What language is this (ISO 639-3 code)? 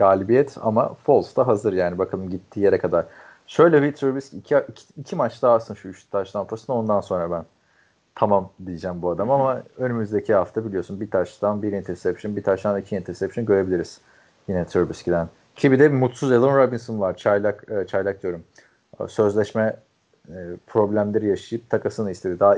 tur